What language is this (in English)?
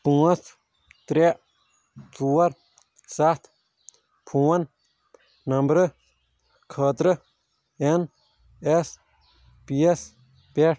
Kashmiri